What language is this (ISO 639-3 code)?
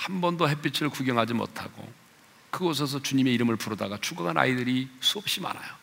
kor